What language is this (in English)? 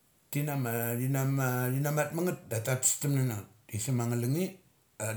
Mali